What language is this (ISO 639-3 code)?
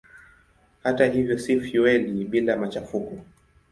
swa